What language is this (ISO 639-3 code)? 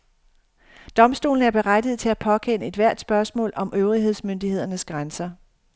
dan